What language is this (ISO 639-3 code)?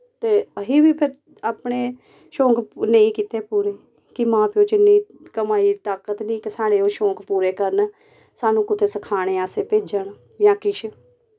doi